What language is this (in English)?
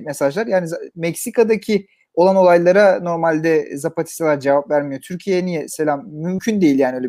Turkish